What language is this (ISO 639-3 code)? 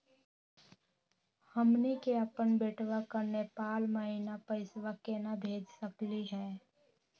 mag